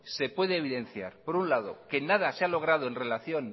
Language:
Spanish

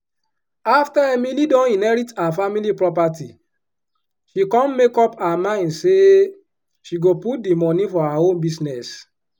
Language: Nigerian Pidgin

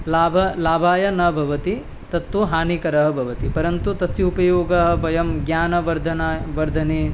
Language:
Sanskrit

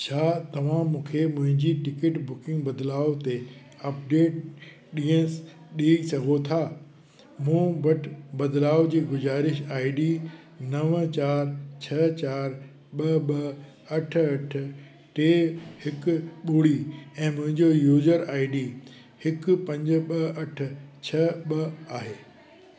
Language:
Sindhi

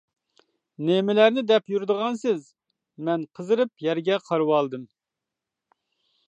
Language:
Uyghur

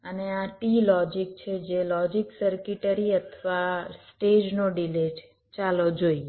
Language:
Gujarati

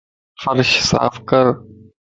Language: Lasi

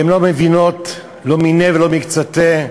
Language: Hebrew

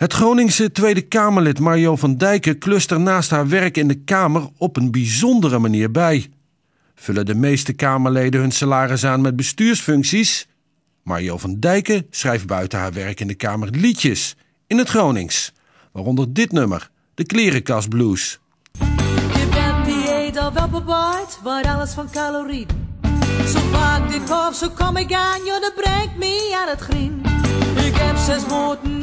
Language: Dutch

